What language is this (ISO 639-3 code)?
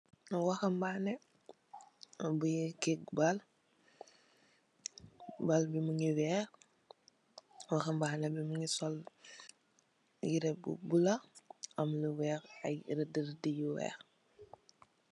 wol